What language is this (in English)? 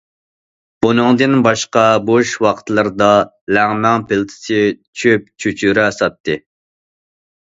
Uyghur